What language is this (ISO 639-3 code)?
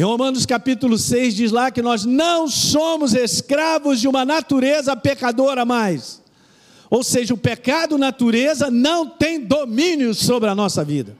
por